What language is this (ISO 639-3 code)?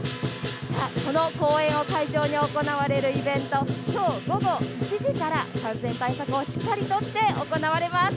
jpn